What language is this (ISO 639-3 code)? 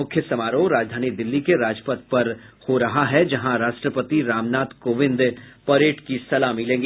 hin